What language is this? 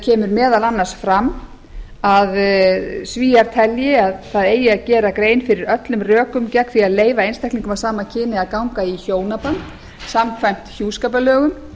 Icelandic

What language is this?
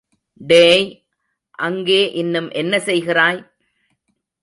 Tamil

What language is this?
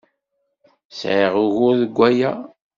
Kabyle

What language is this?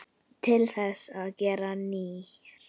Icelandic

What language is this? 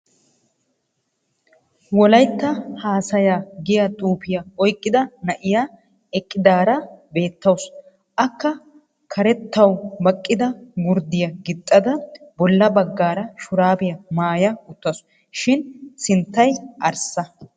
Wolaytta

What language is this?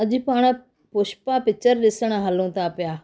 Sindhi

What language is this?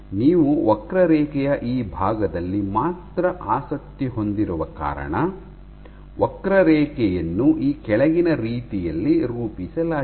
Kannada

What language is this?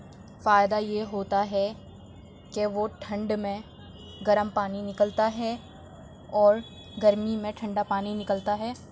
Urdu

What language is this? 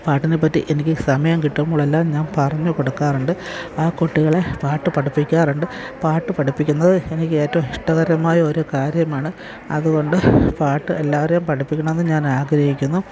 Malayalam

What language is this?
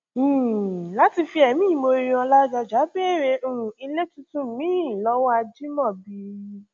Yoruba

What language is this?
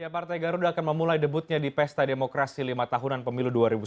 Indonesian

